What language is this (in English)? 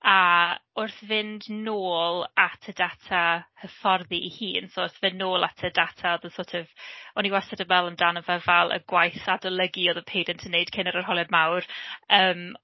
Welsh